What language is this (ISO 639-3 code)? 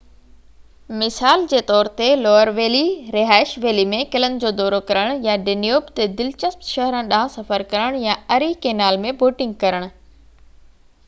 snd